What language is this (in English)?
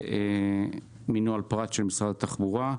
Hebrew